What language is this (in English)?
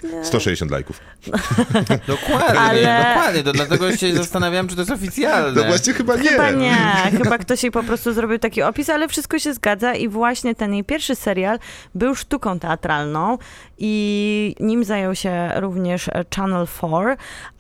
Polish